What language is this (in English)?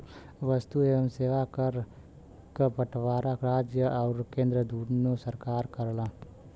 Bhojpuri